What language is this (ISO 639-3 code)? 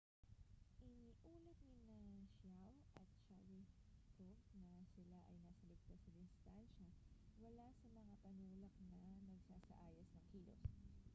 fil